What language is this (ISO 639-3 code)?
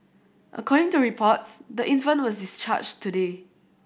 eng